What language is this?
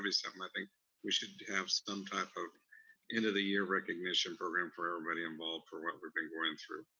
English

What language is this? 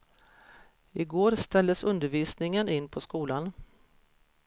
Swedish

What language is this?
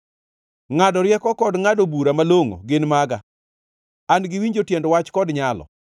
Luo (Kenya and Tanzania)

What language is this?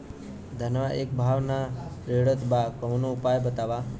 Bhojpuri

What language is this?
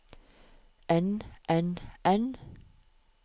Norwegian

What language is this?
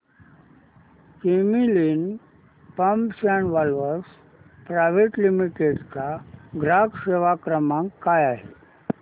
Marathi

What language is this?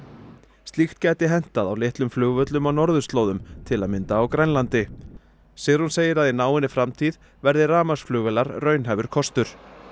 Icelandic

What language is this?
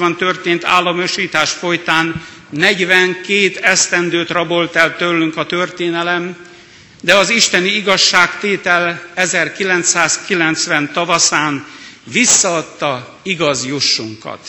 Hungarian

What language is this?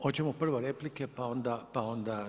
Croatian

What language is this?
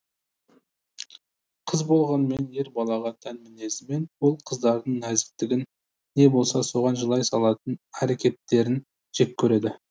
Kazakh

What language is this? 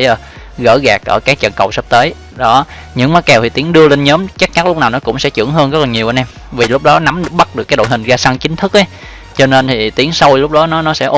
Vietnamese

